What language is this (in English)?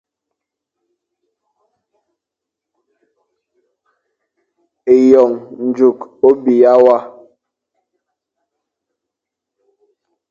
Fang